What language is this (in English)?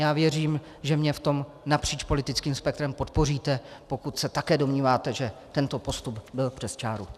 Czech